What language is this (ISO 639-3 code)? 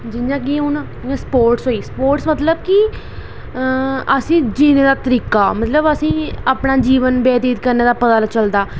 doi